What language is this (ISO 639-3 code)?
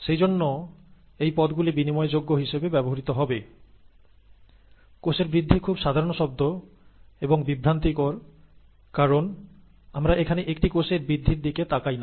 ben